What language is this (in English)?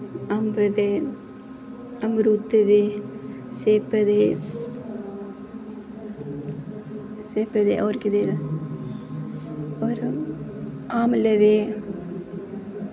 Dogri